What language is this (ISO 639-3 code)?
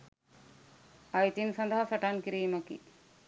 sin